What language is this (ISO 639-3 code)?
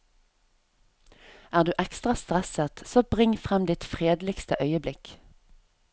nor